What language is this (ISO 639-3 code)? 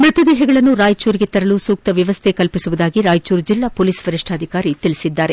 kan